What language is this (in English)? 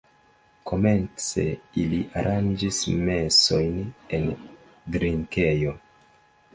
Esperanto